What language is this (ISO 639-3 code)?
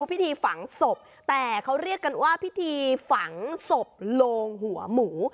tha